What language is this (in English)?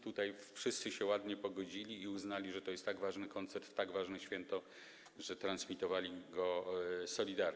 Polish